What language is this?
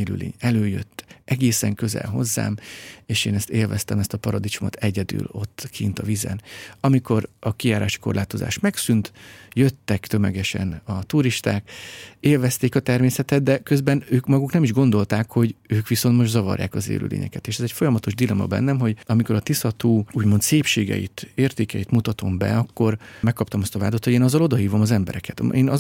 Hungarian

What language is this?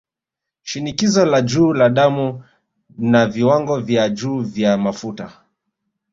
Swahili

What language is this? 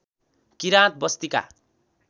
Nepali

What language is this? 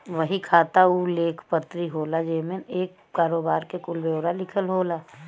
Bhojpuri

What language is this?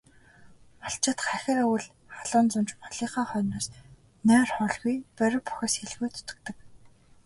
Mongolian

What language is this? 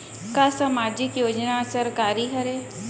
Chhattisgarhi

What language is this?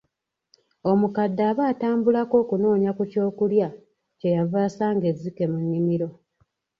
Ganda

